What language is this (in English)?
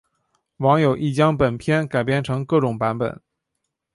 Chinese